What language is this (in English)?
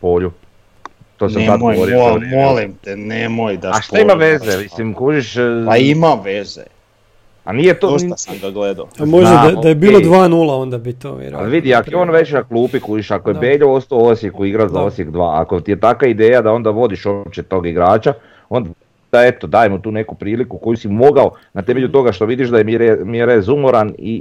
Croatian